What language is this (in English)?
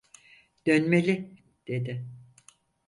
Turkish